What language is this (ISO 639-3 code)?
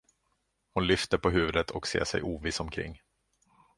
swe